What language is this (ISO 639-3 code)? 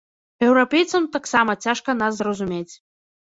bel